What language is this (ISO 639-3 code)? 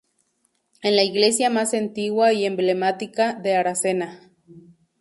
spa